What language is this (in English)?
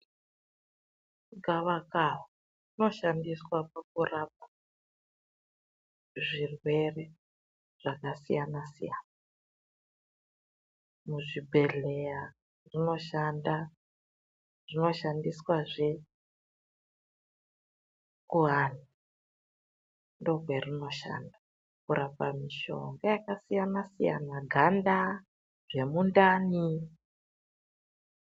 Ndau